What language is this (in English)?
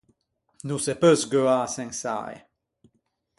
Ligurian